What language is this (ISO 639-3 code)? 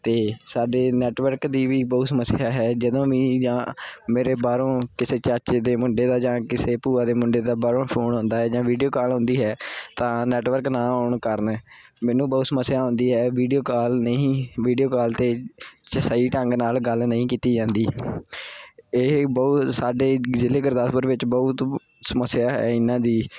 pan